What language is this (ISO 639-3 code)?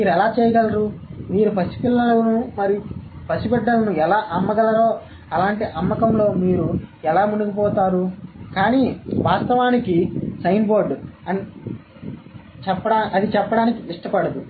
tel